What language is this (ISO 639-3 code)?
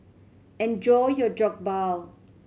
eng